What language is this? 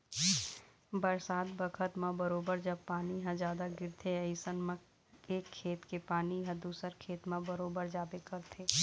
Chhattisgarhi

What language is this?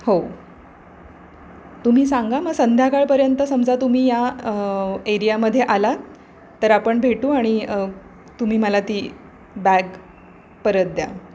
Marathi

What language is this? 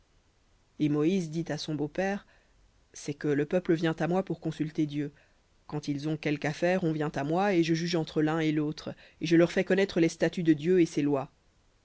French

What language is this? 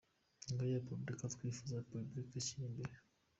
Kinyarwanda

